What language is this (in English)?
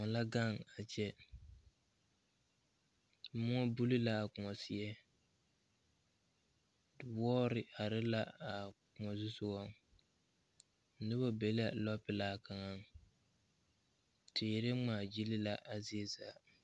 Southern Dagaare